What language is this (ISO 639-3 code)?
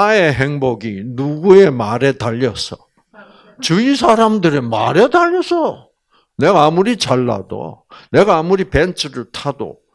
kor